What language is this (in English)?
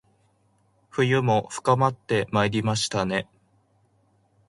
Japanese